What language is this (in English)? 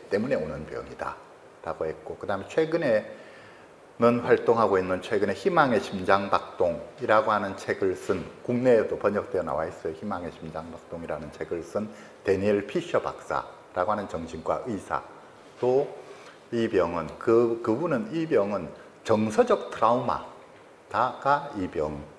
Korean